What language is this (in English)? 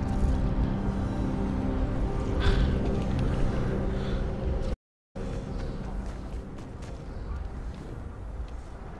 English